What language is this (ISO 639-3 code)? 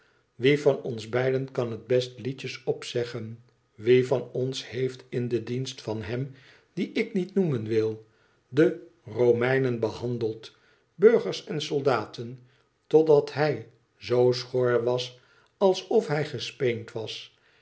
nld